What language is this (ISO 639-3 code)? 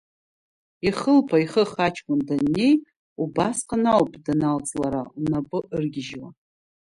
abk